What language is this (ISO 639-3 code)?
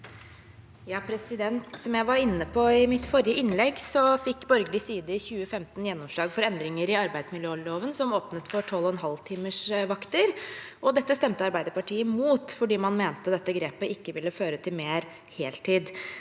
nor